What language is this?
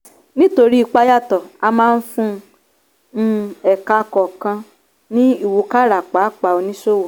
Yoruba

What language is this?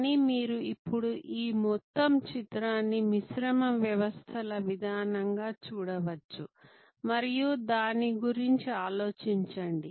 Telugu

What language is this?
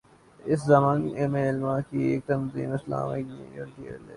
Urdu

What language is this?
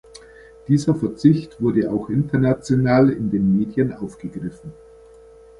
German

